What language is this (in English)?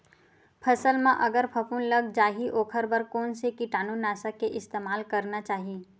Chhattisgarhi